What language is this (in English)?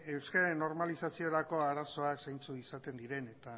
Basque